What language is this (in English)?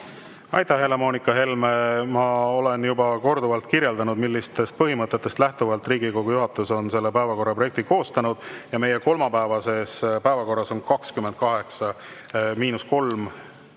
Estonian